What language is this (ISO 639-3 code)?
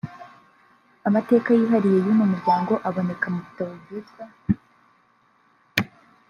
kin